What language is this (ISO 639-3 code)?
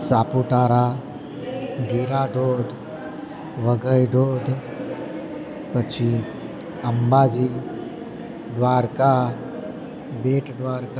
guj